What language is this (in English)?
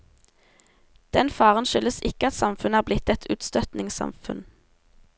Norwegian